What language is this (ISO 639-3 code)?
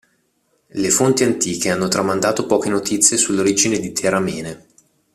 ita